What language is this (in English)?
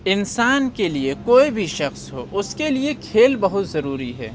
Urdu